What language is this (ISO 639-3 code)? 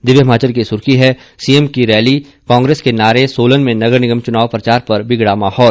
hin